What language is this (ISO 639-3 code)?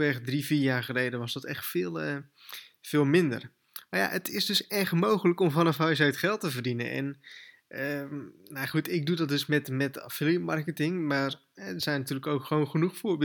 nld